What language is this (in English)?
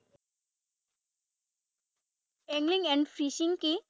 Assamese